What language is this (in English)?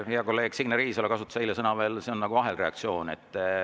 Estonian